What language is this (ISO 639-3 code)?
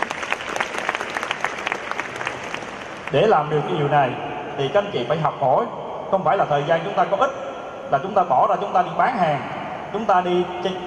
vie